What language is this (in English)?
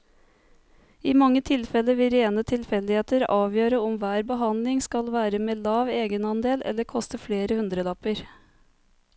Norwegian